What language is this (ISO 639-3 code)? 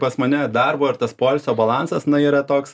lit